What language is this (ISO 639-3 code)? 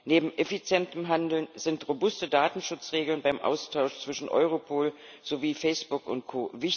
deu